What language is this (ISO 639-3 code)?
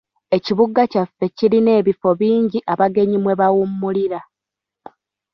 lug